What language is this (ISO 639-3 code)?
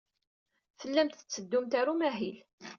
kab